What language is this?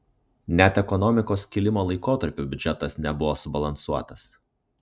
Lithuanian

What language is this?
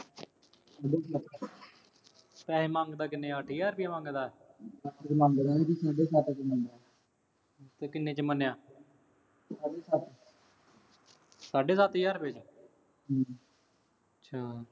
Punjabi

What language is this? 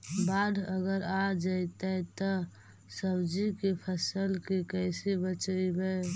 Magahi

